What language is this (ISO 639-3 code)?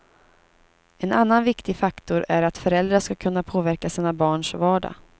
swe